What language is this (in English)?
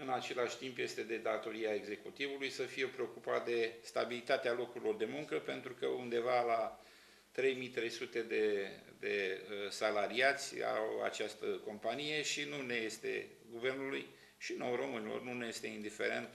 Romanian